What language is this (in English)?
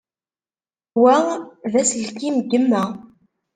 Kabyle